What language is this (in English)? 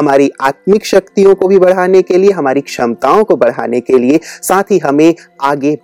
Hindi